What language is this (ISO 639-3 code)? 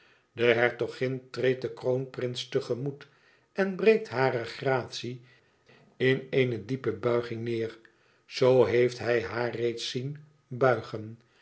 nld